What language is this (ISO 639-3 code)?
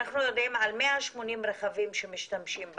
heb